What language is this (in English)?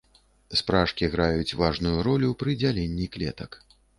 Belarusian